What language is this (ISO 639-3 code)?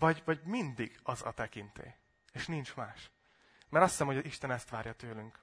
hun